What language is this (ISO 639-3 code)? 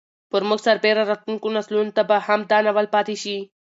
pus